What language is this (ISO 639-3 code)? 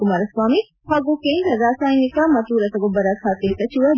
kan